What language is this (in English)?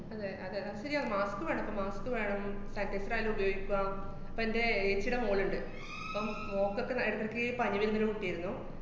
Malayalam